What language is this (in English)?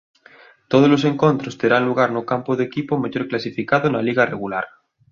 Galician